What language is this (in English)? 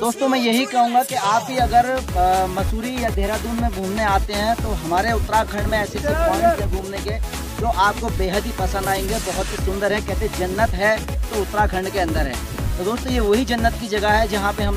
Polish